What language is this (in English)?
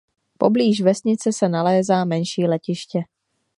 Czech